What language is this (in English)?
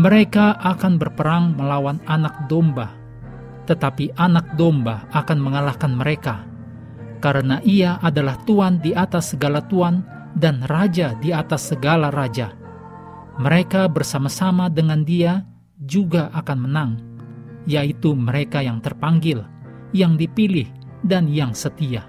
Indonesian